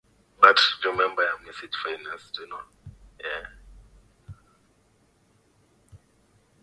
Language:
Swahili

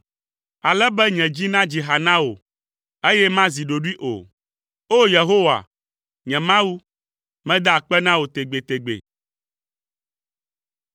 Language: Ewe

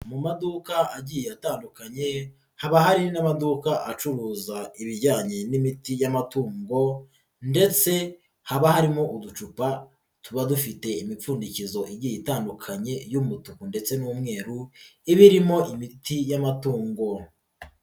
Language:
Kinyarwanda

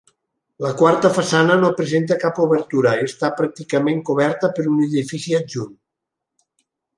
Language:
Catalan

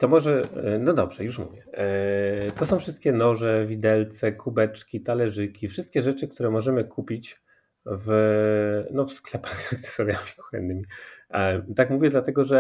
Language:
Polish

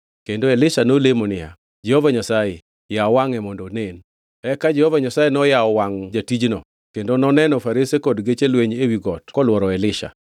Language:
Luo (Kenya and Tanzania)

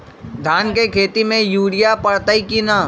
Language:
Magahi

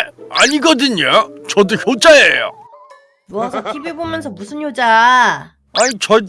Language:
Korean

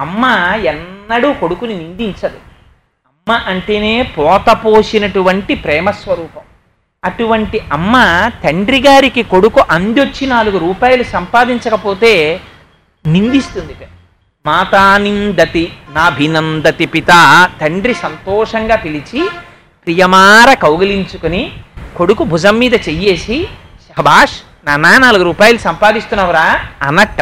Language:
Telugu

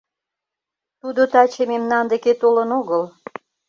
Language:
Mari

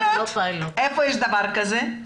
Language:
Hebrew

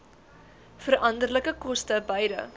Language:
Afrikaans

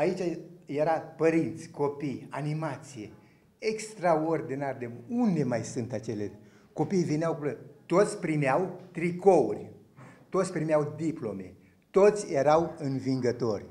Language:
Romanian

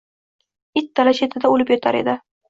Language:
Uzbek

